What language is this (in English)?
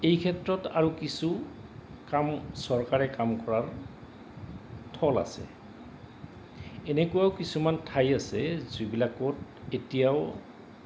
Assamese